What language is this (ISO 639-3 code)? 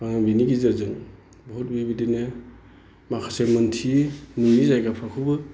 brx